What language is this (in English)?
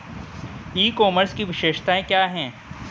Hindi